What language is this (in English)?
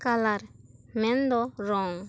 Santali